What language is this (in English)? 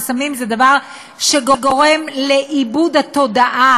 Hebrew